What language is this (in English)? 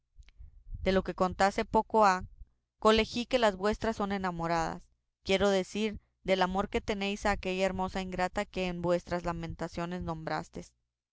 Spanish